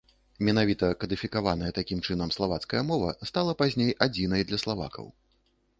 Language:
Belarusian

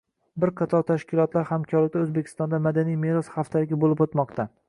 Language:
Uzbek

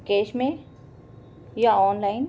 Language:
Sindhi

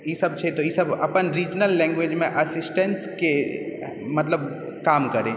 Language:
Maithili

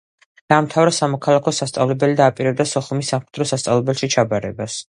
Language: Georgian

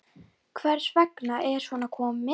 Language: Icelandic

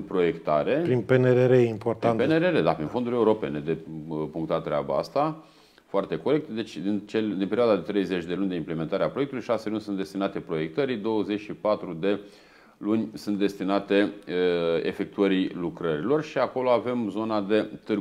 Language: Romanian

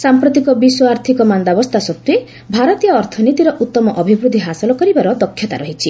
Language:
Odia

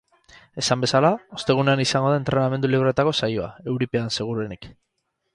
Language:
Basque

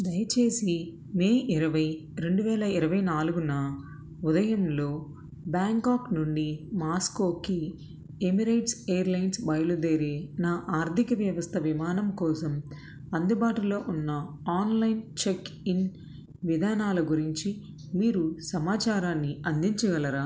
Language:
Telugu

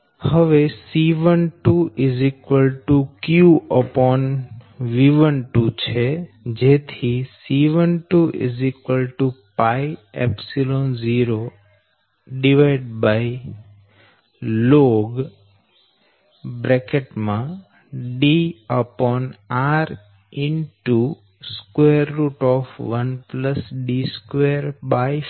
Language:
Gujarati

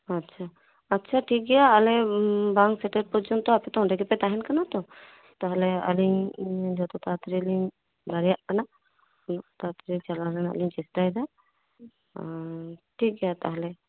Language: Santali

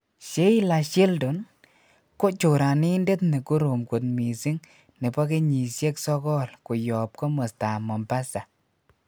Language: Kalenjin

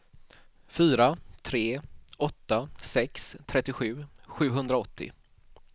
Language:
Swedish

